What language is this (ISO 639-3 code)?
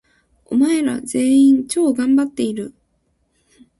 jpn